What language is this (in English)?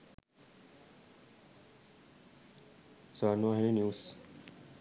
Sinhala